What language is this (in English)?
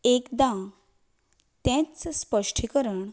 Konkani